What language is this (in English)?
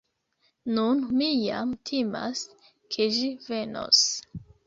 Esperanto